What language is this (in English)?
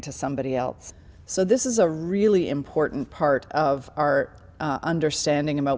Indonesian